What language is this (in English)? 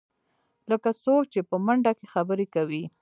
Pashto